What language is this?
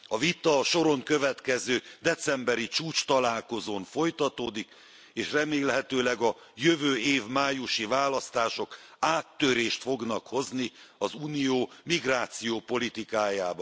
Hungarian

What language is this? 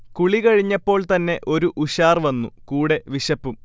Malayalam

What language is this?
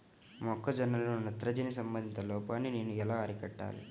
Telugu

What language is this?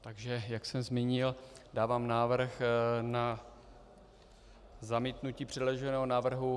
Czech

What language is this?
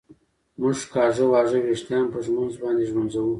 Pashto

